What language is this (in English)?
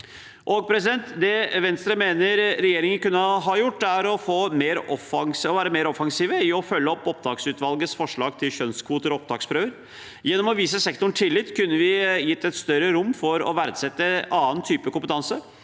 Norwegian